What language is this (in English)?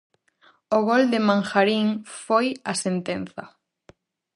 Galician